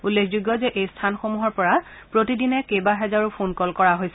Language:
Assamese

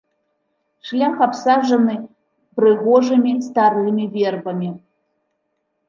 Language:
Belarusian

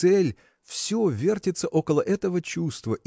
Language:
Russian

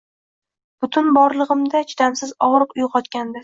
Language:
Uzbek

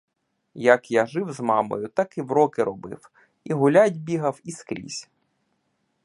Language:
Ukrainian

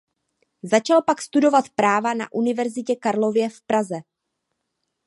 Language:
Czech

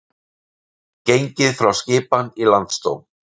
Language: Icelandic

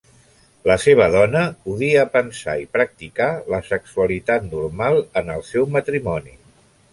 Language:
Catalan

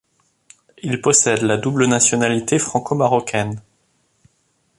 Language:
French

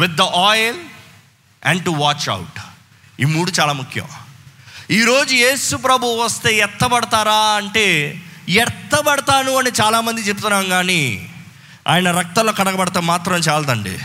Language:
Telugu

